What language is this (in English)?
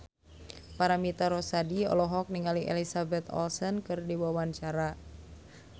Sundanese